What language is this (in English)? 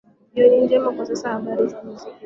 Swahili